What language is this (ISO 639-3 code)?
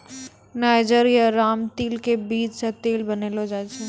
mai